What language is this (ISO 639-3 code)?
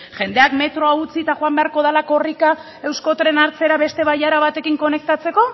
eus